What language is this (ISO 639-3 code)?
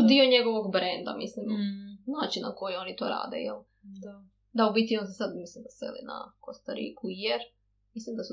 hrv